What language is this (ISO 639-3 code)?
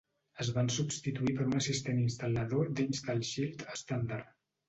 cat